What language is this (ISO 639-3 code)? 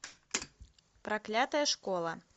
rus